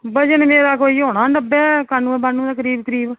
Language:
Dogri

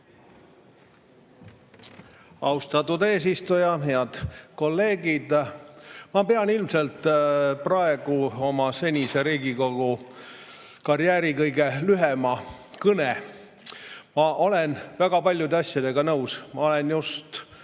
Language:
Estonian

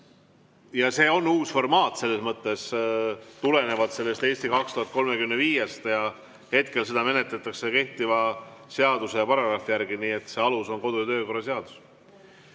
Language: Estonian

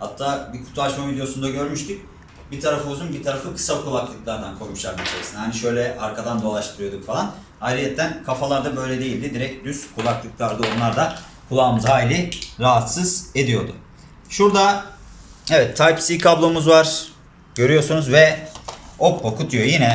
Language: Turkish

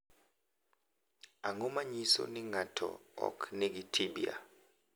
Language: Luo (Kenya and Tanzania)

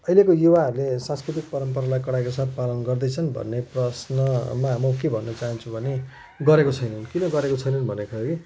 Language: Nepali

